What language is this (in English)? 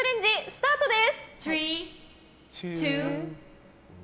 Japanese